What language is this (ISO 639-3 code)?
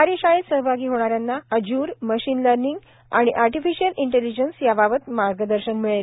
mar